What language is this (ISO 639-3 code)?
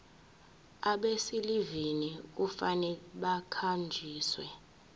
zul